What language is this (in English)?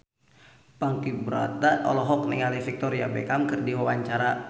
Sundanese